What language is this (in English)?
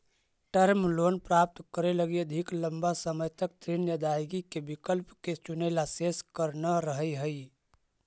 Magahi